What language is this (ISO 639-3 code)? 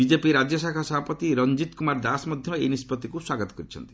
ori